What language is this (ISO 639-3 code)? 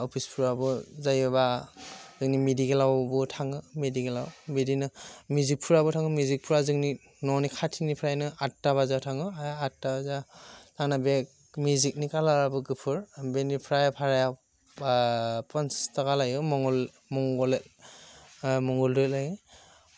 brx